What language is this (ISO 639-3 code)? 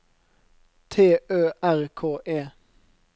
nor